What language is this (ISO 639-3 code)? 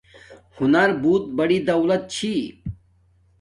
dmk